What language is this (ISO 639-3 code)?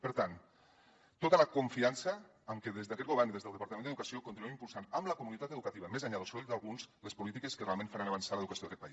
cat